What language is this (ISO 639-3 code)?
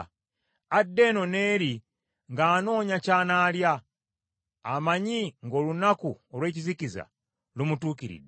lug